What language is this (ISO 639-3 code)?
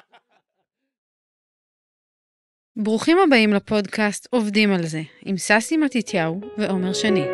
heb